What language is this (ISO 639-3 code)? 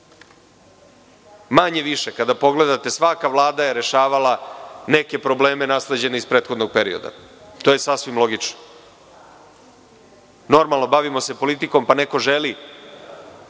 srp